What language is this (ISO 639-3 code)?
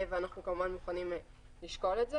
heb